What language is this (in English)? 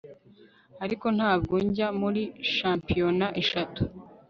Kinyarwanda